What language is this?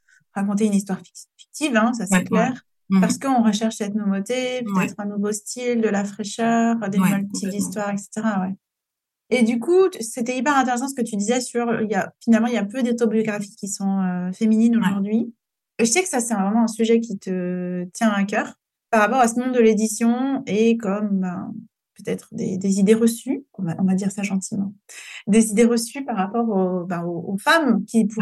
French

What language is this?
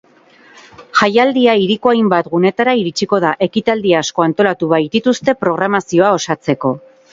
Basque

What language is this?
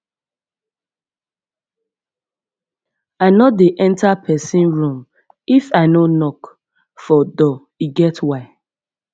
Nigerian Pidgin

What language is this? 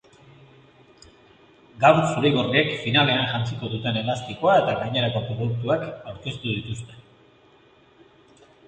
Basque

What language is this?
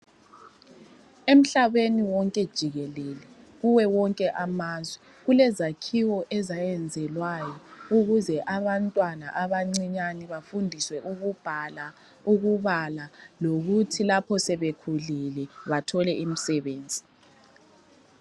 North Ndebele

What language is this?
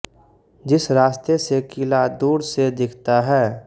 Hindi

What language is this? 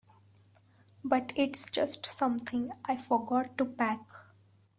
English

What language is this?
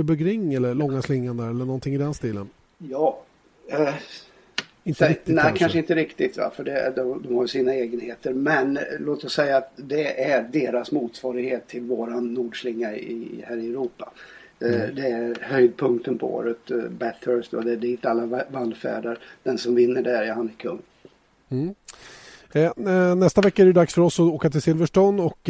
Swedish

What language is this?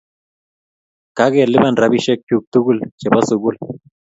Kalenjin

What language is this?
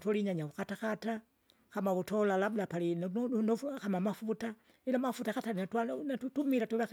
Kinga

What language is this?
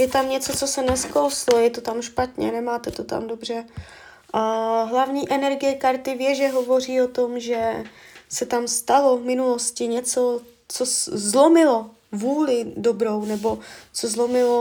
Czech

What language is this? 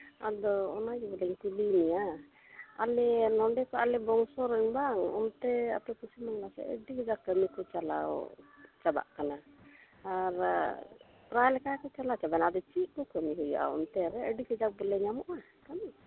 Santali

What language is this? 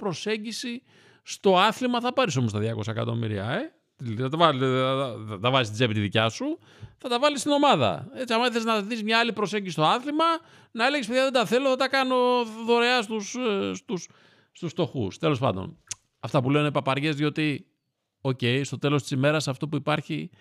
Greek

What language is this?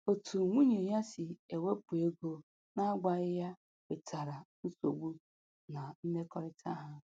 Igbo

